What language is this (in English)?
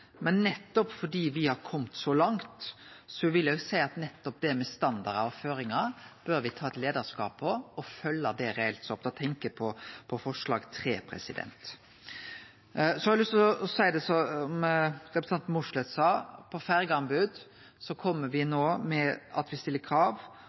Norwegian Nynorsk